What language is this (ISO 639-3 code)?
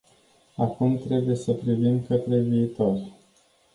ron